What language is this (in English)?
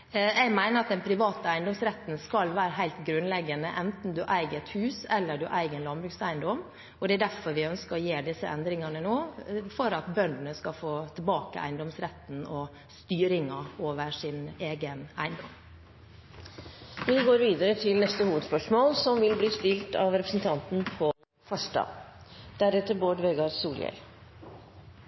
Norwegian